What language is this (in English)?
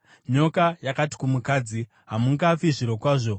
Shona